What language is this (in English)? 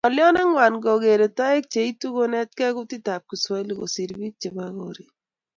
Kalenjin